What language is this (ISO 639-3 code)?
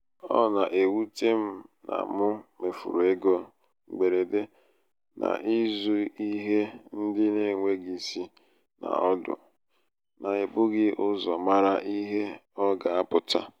ibo